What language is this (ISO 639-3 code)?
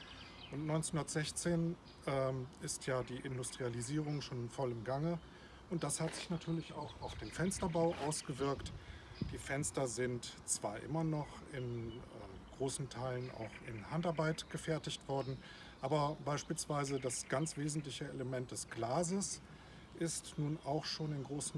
deu